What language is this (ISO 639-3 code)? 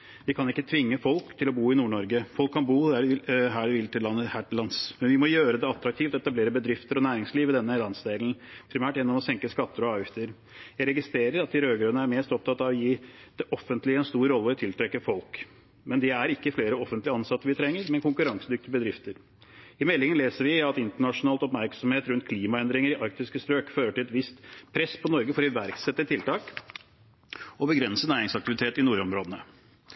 nob